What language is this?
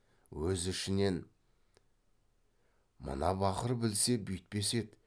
Kazakh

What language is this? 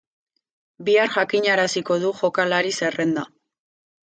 Basque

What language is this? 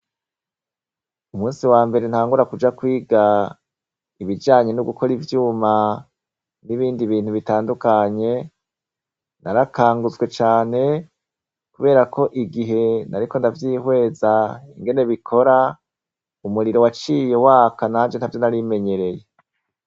Rundi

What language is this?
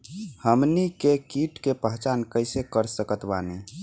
Bhojpuri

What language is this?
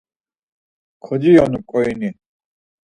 Laz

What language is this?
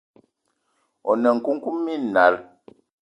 Eton (Cameroon)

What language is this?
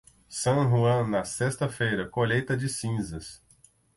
Portuguese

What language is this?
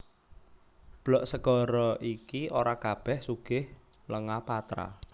Javanese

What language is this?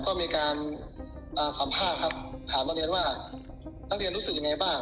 Thai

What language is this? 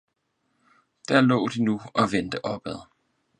Danish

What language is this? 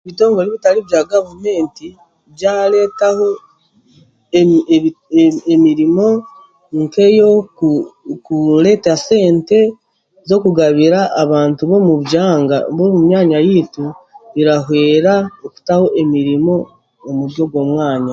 Chiga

